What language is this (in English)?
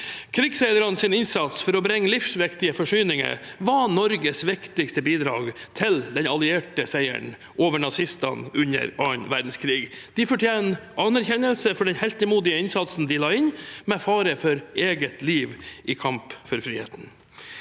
Norwegian